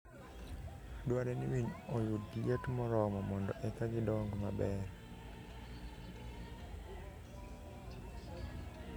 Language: Luo (Kenya and Tanzania)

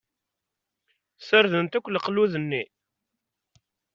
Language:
Kabyle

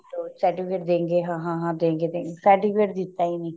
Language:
Punjabi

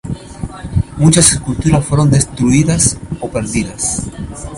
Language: Spanish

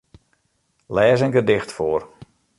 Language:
Western Frisian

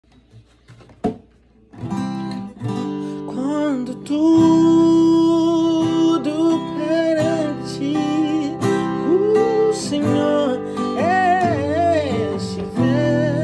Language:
Portuguese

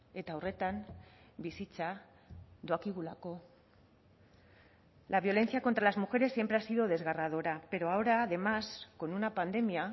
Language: Spanish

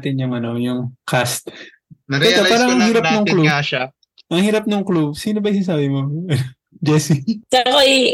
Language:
Filipino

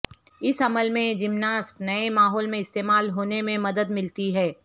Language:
Urdu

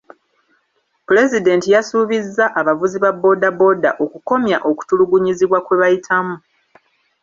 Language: Ganda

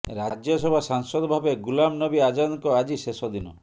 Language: Odia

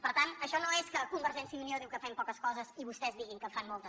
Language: Catalan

